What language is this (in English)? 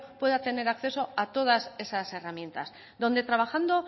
Spanish